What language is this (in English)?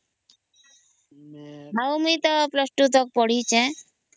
Odia